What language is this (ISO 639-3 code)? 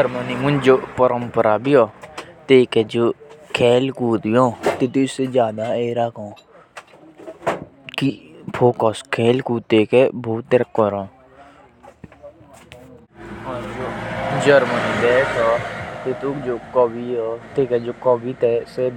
jns